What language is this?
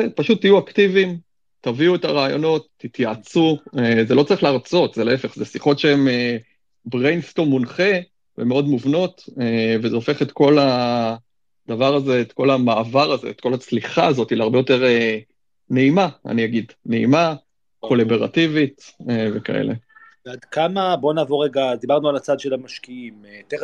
Hebrew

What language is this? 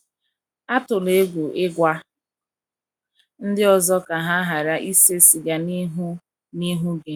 Igbo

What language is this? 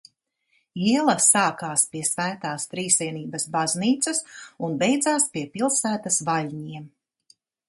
Latvian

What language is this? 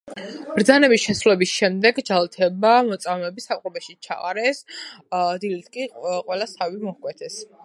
Georgian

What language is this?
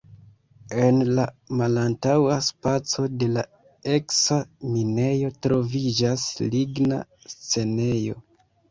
Esperanto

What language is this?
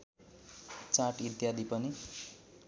Nepali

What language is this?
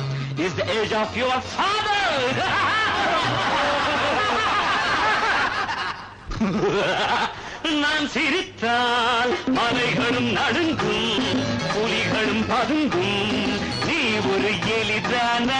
Tamil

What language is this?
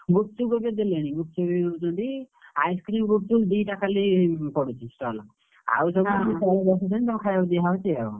Odia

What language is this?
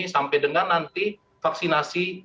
Indonesian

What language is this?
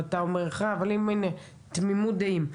Hebrew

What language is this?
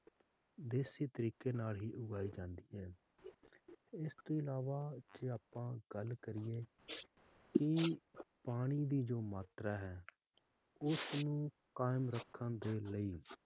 Punjabi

